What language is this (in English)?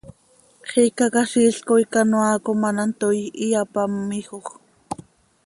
Seri